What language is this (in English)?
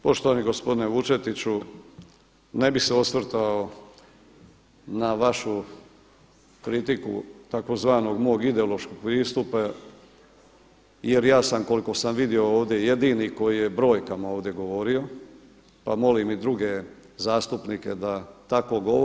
Croatian